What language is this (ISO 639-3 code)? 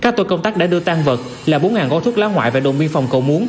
vie